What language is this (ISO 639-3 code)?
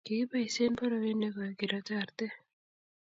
kln